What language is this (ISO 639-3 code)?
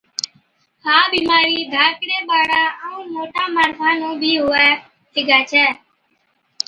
odk